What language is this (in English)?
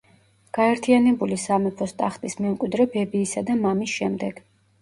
Georgian